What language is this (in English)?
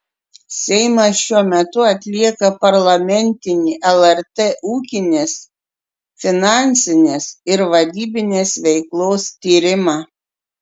Lithuanian